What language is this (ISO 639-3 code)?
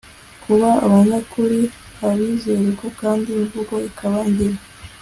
kin